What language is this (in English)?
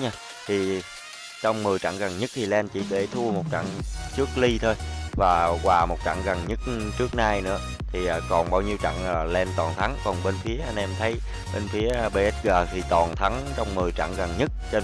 Vietnamese